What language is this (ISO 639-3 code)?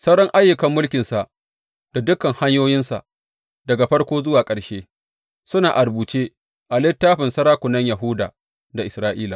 hau